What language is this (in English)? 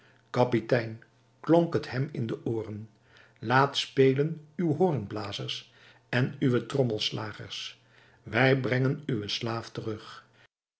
Dutch